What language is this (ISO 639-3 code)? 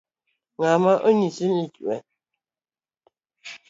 luo